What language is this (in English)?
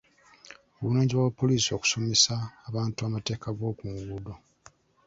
Ganda